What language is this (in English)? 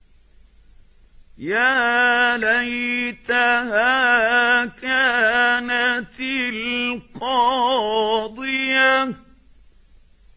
Arabic